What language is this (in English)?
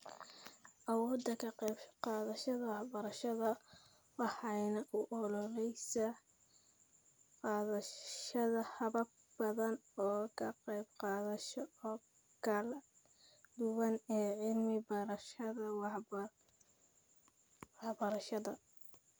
Somali